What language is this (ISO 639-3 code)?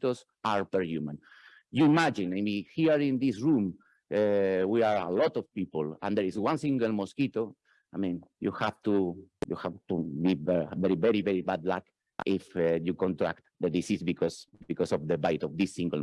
eng